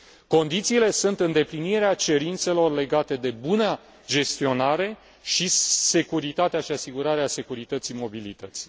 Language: Romanian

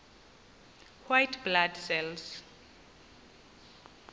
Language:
Xhosa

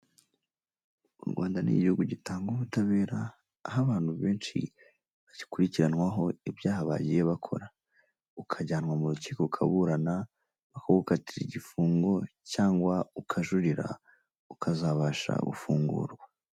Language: Kinyarwanda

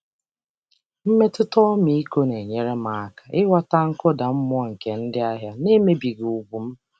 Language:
Igbo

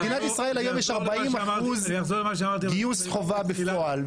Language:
Hebrew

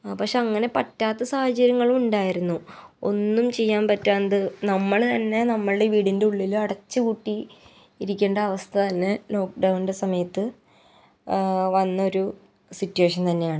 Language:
Malayalam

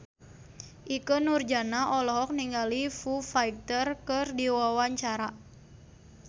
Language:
Sundanese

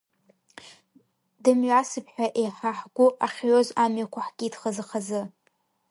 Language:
Abkhazian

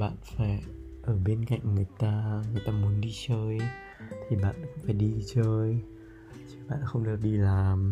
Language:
Vietnamese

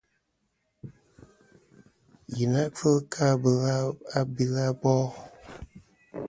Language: Kom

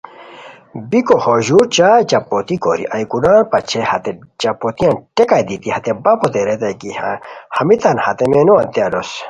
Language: Khowar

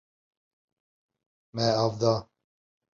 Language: Kurdish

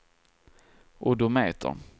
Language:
Swedish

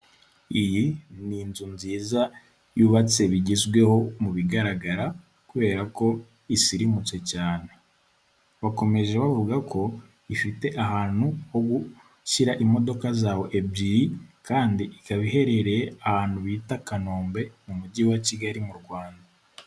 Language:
Kinyarwanda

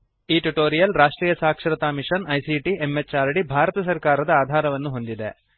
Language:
Kannada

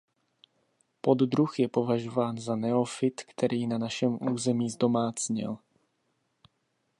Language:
Czech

